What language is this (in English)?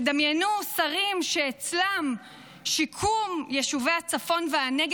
Hebrew